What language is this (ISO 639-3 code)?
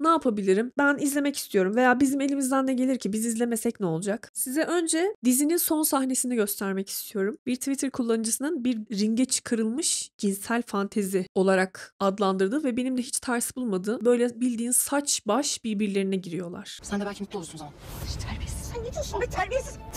tur